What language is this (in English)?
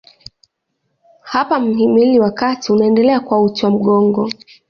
Swahili